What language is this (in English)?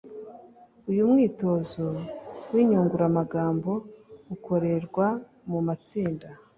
Kinyarwanda